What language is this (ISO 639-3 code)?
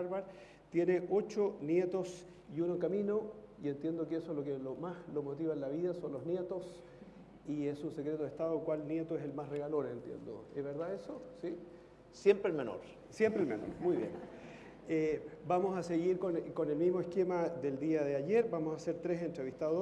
spa